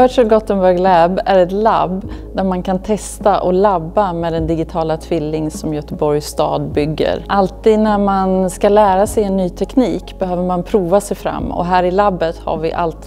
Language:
Swedish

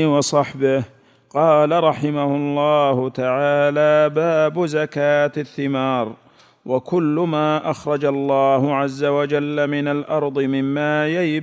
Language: Arabic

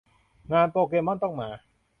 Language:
Thai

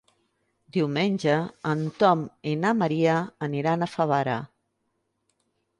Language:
Catalan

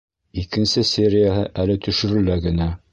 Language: Bashkir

